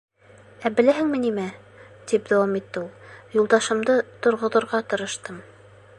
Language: Bashkir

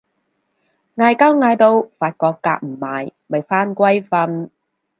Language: Cantonese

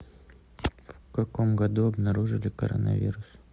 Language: Russian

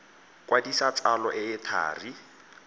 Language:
Tswana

